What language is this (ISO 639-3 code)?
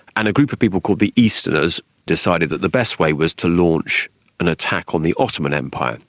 eng